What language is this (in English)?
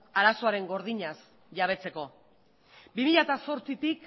Basque